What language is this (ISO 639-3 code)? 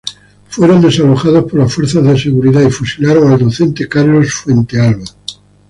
spa